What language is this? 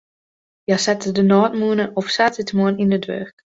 Western Frisian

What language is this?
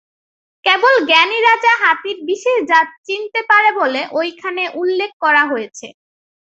Bangla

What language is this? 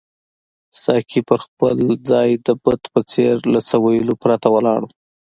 Pashto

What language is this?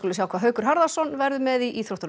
Icelandic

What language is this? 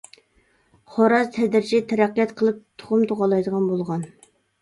Uyghur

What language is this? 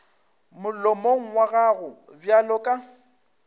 Northern Sotho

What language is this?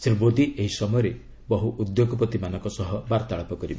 Odia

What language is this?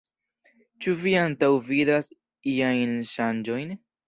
Esperanto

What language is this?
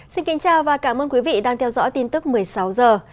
Vietnamese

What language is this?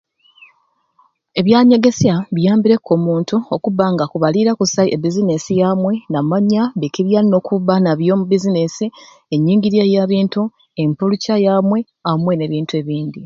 Ruuli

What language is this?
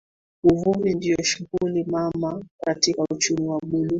Swahili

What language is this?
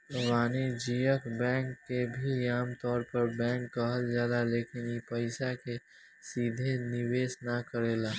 Bhojpuri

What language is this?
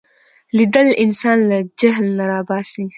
Pashto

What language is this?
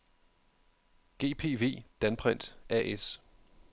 Danish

